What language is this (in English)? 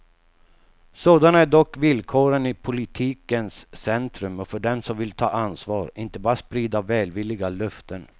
Swedish